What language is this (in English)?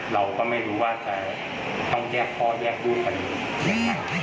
Thai